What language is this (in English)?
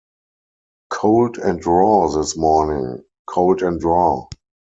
English